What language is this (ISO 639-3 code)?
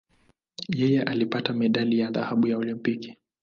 swa